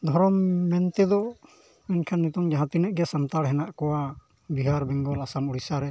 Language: Santali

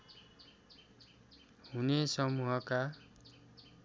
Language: Nepali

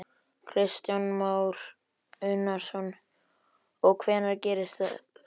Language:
Icelandic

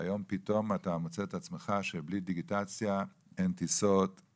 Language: Hebrew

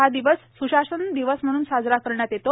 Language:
Marathi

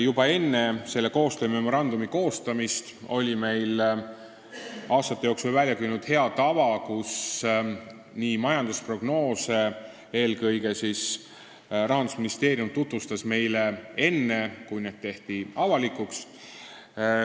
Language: Estonian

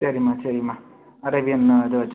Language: Tamil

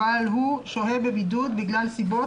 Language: Hebrew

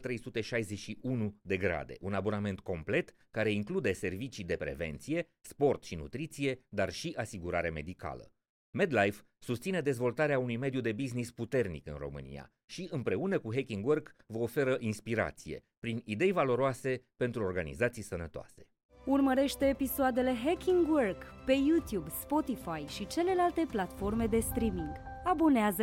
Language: Romanian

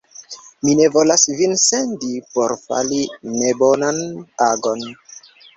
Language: Esperanto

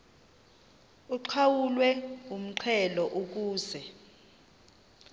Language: Xhosa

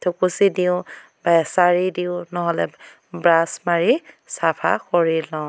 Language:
Assamese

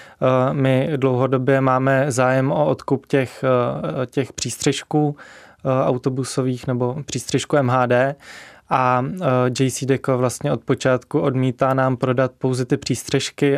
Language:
Czech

